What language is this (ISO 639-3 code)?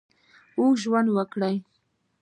pus